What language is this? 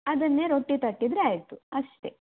Kannada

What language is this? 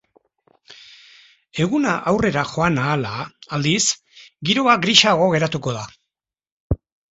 Basque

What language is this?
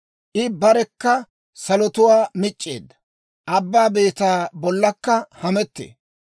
Dawro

